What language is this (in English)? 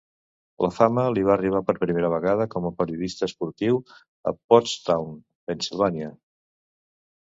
Catalan